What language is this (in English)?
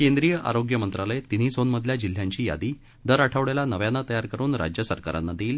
Marathi